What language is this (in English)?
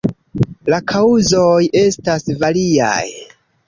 Esperanto